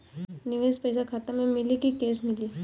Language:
Bhojpuri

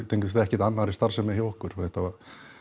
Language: Icelandic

